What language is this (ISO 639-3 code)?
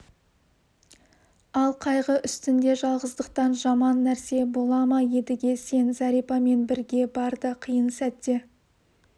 kaz